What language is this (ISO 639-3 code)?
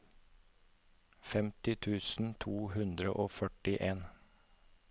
nor